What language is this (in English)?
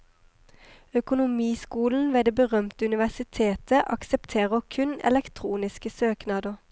Norwegian